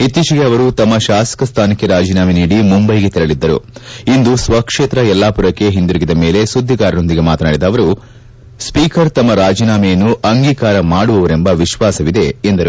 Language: Kannada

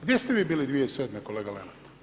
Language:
Croatian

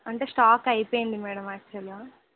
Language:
Telugu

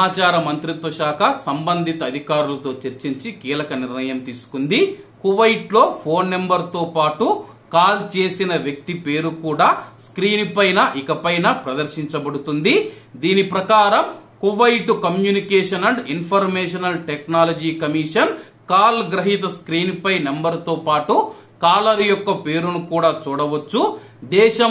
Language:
Telugu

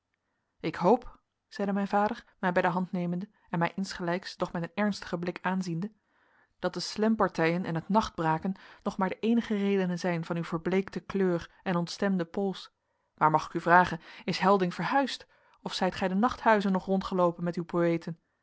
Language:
Dutch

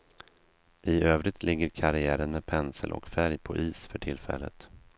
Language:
Swedish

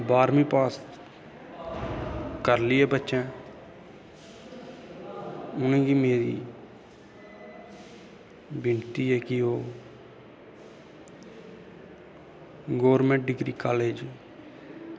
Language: Dogri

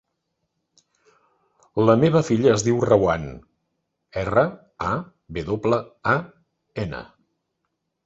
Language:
Catalan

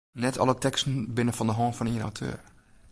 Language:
Western Frisian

